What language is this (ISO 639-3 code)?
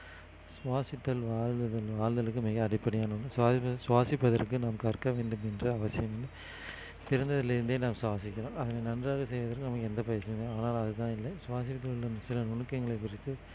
tam